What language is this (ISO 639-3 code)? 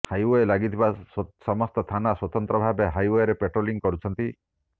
ori